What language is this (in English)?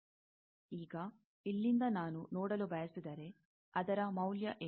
Kannada